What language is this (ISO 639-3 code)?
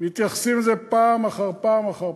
heb